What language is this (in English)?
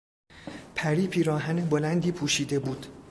Persian